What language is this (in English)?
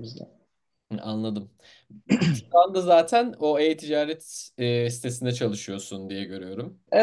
Turkish